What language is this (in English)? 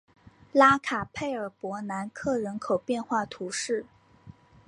Chinese